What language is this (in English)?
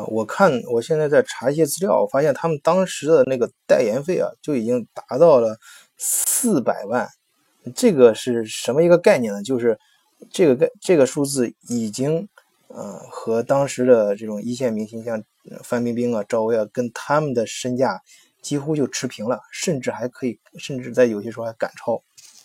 Chinese